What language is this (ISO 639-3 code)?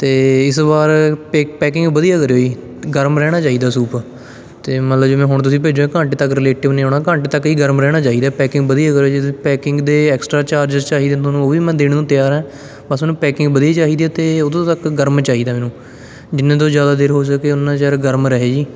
pan